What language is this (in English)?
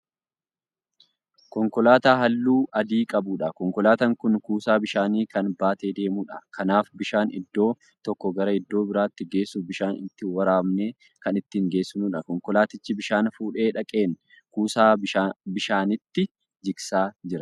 Oromo